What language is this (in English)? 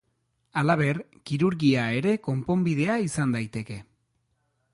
Basque